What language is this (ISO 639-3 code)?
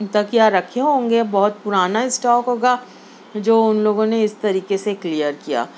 urd